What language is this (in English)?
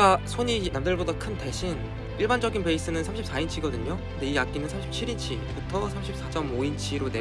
Korean